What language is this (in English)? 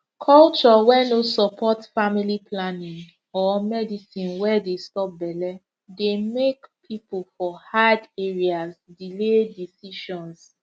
Nigerian Pidgin